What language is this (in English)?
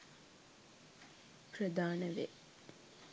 Sinhala